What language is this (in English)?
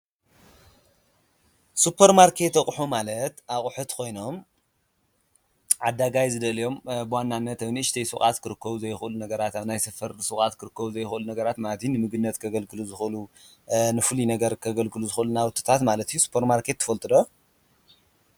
Tigrinya